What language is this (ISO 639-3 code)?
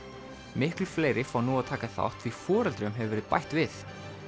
isl